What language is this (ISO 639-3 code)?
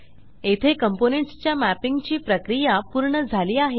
mar